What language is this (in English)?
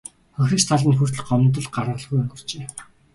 Mongolian